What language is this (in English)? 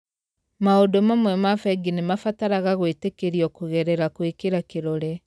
Kikuyu